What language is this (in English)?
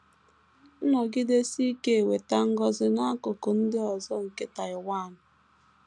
Igbo